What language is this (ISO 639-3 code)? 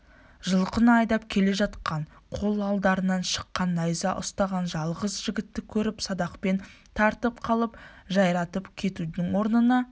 kaz